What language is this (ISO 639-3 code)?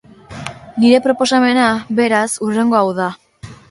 eus